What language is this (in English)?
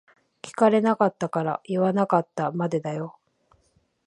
Japanese